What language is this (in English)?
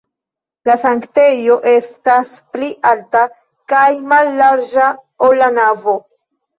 Esperanto